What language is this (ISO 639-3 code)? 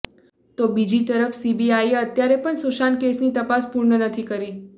guj